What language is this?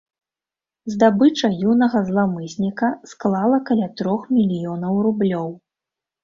Belarusian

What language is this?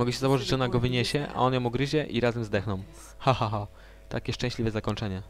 Polish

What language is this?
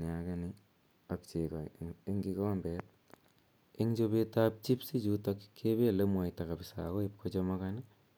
Kalenjin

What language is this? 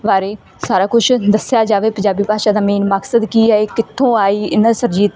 Punjabi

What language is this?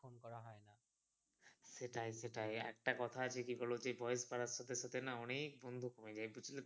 Bangla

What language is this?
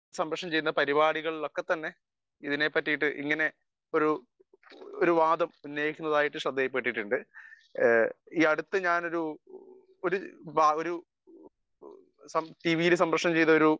Malayalam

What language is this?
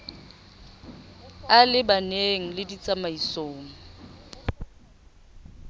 Southern Sotho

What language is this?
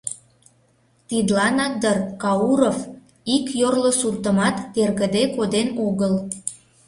Mari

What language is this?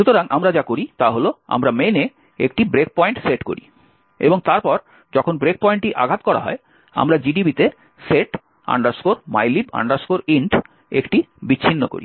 Bangla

